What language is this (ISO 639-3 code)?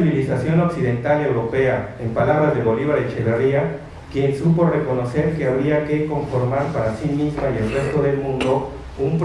spa